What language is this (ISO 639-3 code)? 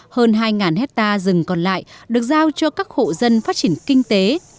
vie